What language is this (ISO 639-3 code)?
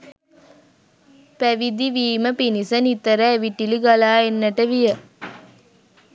sin